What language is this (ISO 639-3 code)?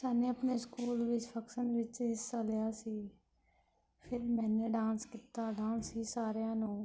pan